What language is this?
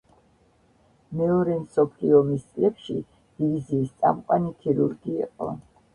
Georgian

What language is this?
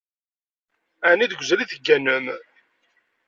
Kabyle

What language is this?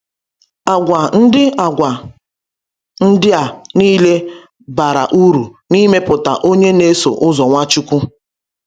Igbo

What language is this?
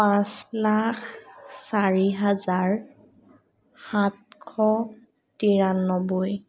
Assamese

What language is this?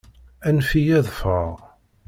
Kabyle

